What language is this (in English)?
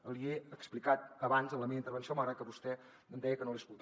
Catalan